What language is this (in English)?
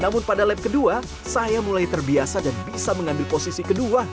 Indonesian